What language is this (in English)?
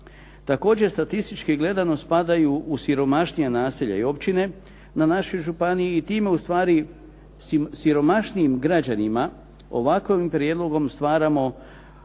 Croatian